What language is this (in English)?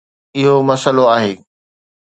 Sindhi